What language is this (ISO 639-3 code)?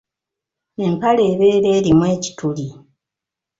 lug